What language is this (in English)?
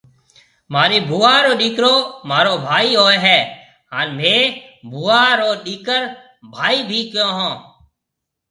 Marwari (Pakistan)